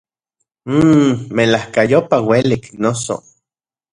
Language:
Central Puebla Nahuatl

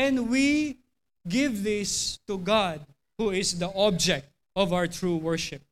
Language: Filipino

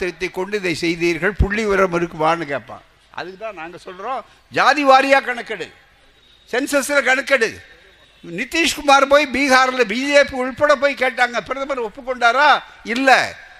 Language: Tamil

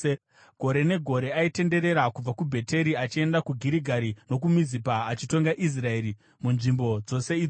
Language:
Shona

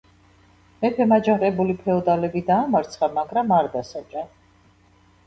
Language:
Georgian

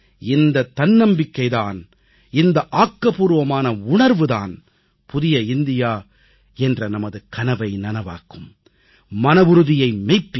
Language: Tamil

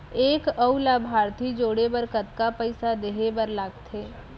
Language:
Chhattisgarhi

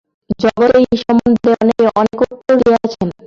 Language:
Bangla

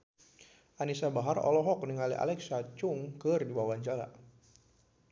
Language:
Sundanese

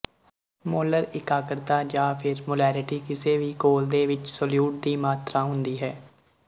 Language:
Punjabi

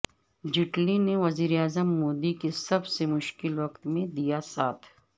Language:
Urdu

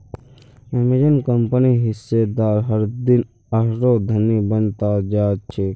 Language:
Magahi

